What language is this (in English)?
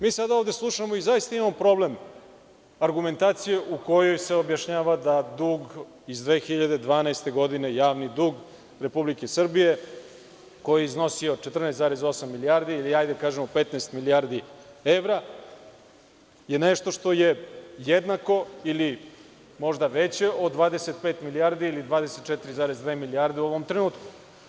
Serbian